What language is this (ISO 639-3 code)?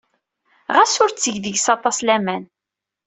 kab